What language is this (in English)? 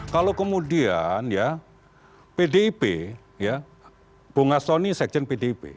Indonesian